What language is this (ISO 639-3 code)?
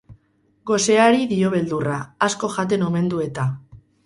eus